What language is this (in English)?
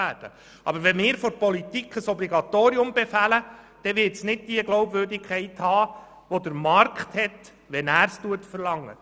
Swiss German